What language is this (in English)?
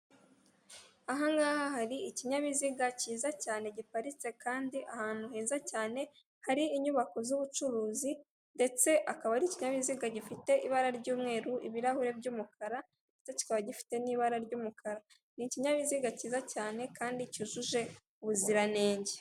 Kinyarwanda